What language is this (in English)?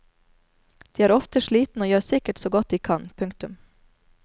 Norwegian